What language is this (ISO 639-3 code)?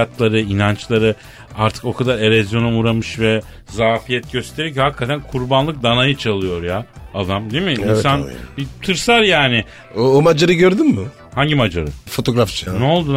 tur